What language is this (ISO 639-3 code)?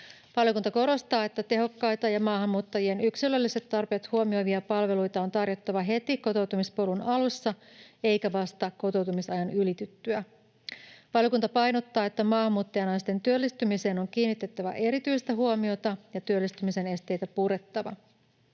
fin